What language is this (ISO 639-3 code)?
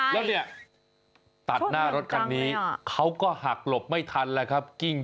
tha